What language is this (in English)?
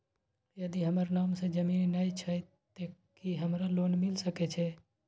Maithili